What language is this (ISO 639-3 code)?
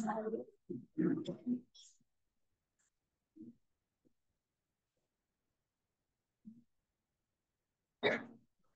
ben